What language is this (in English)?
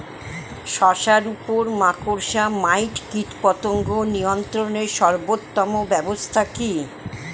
Bangla